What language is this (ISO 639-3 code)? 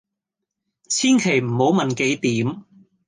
yue